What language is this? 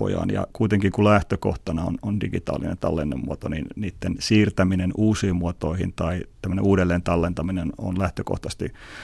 Finnish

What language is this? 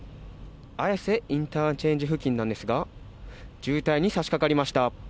Japanese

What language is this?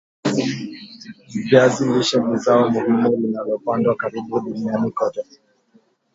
Swahili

